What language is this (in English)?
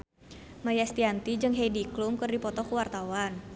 Sundanese